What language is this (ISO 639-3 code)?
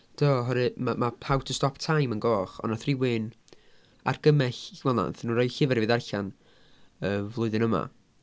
cym